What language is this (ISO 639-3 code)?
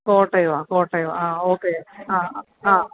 mal